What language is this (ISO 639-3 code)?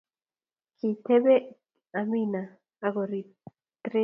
kln